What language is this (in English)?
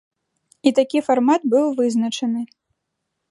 Belarusian